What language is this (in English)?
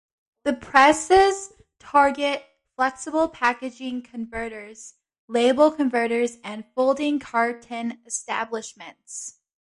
English